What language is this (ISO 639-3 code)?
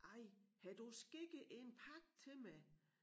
dan